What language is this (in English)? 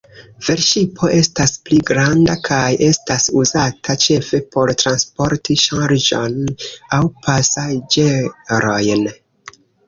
Esperanto